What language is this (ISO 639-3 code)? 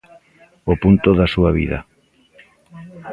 glg